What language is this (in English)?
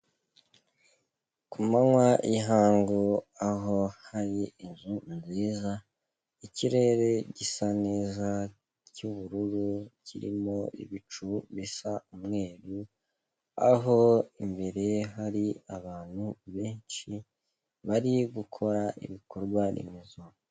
Kinyarwanda